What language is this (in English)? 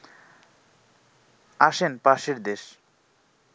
Bangla